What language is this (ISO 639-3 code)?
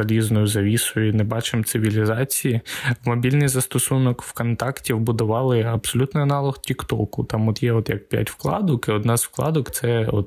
ukr